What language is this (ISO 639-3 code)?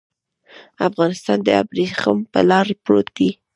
pus